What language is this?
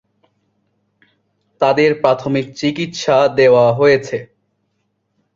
Bangla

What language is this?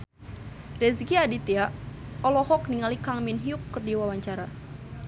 Sundanese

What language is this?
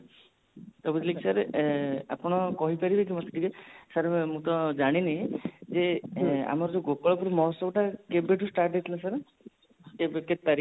Odia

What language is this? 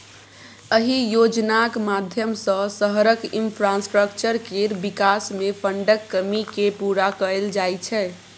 Maithili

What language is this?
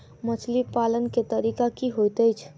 Maithili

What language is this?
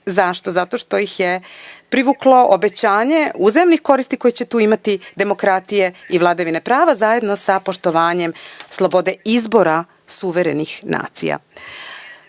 Serbian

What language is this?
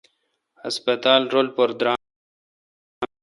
Kalkoti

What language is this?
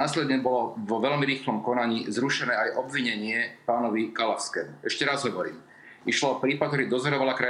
Slovak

